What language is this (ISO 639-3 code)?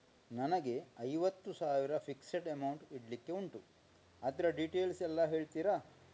kan